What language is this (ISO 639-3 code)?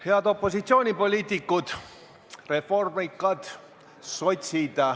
est